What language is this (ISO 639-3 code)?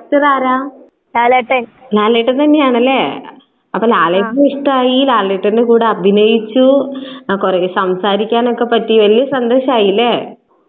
mal